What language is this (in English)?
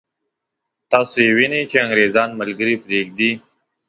Pashto